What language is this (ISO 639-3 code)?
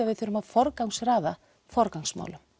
isl